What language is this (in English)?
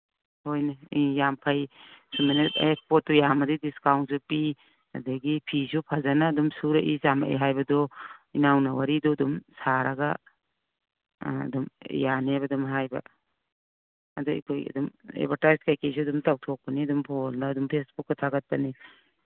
Manipuri